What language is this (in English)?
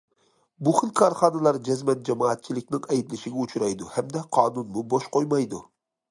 Uyghur